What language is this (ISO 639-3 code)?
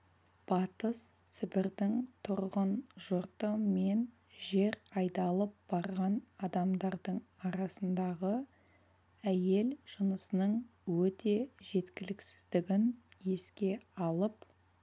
kaz